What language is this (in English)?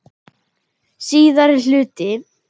Icelandic